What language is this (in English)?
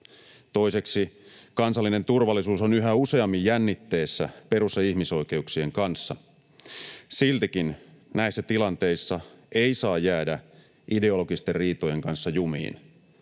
Finnish